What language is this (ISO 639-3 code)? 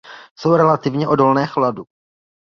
ces